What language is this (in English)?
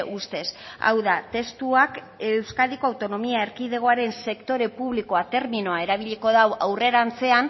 Basque